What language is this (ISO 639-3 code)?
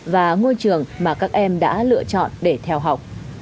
vie